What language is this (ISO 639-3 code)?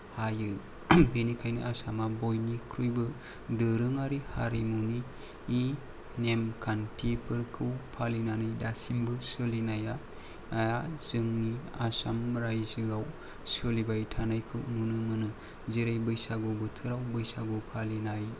brx